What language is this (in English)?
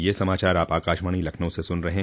Hindi